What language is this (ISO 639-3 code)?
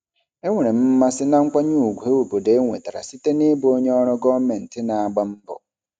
ibo